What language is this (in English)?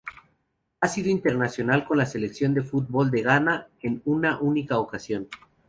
Spanish